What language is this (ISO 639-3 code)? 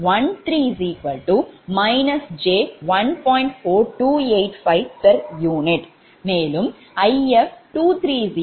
tam